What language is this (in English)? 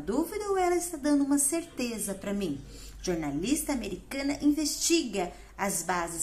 Portuguese